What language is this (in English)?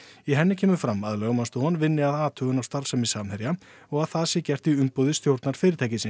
Icelandic